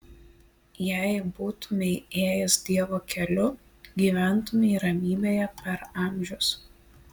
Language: Lithuanian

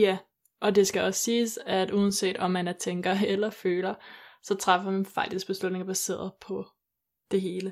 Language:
Danish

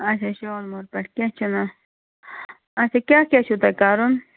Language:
Kashmiri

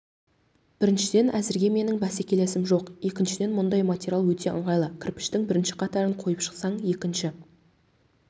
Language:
Kazakh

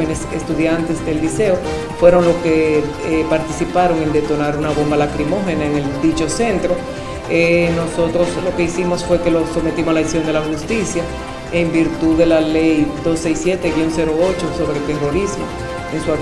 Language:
Spanish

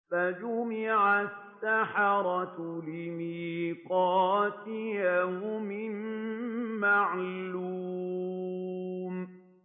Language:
Arabic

